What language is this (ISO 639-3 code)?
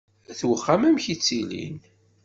kab